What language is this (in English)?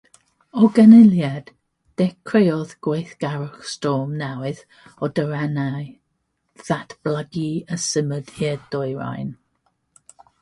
Welsh